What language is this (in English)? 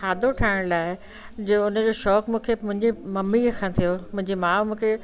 Sindhi